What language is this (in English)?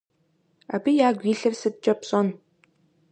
Kabardian